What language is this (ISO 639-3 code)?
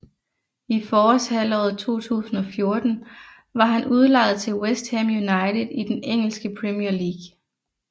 dan